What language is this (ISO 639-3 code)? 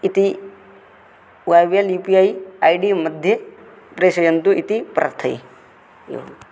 san